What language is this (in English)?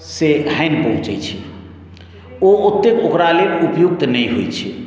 Maithili